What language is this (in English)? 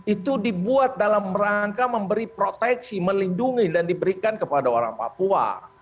Indonesian